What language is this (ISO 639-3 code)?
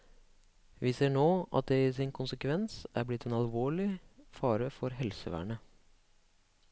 nor